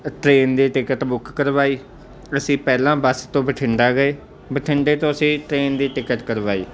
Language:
Punjabi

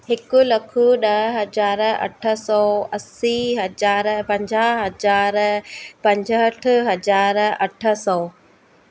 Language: Sindhi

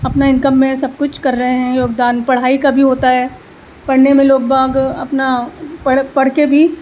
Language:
Urdu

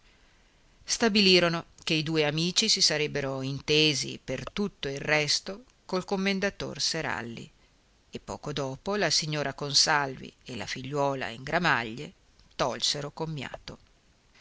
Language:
Italian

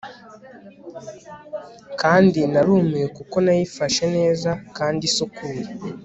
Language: Kinyarwanda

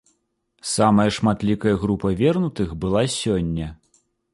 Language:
Belarusian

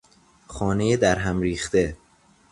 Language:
Persian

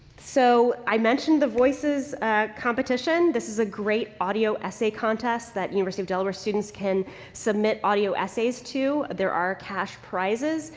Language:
English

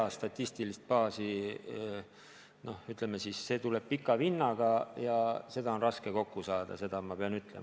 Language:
Estonian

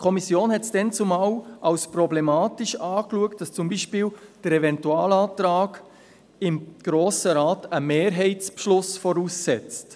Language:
Swiss German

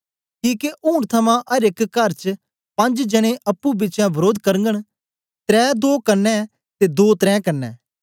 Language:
Dogri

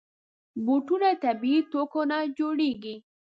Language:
Pashto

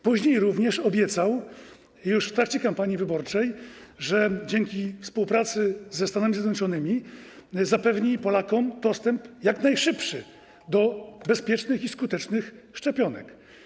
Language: Polish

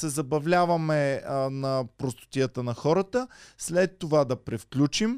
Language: Bulgarian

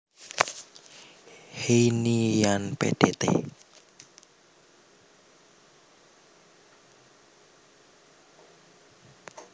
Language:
Javanese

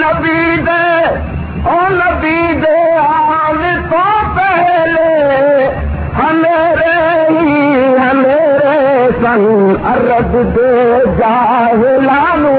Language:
Urdu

